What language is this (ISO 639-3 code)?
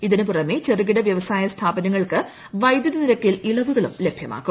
mal